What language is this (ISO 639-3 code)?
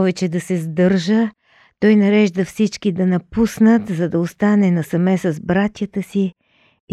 bul